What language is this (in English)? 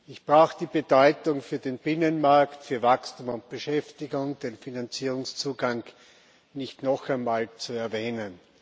German